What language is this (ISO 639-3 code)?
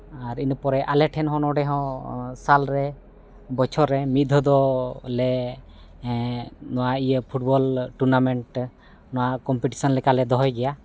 sat